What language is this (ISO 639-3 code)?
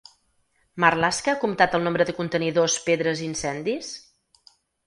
cat